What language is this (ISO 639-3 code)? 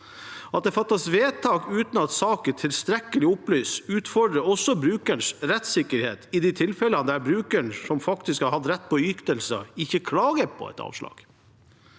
nor